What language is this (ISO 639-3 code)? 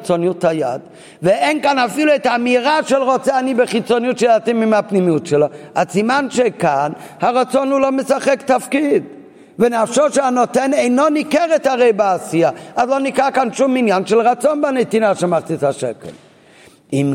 heb